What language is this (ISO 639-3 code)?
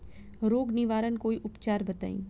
bho